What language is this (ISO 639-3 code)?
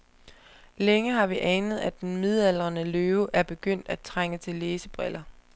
dan